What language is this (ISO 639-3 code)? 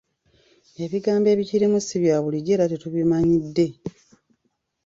lug